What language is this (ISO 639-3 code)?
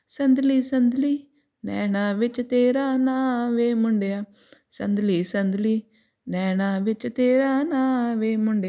pan